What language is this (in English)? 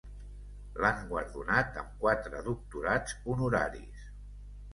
Catalan